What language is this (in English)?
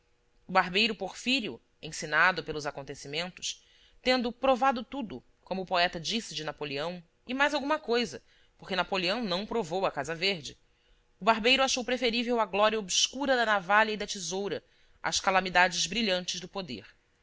Portuguese